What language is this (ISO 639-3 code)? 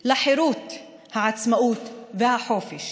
heb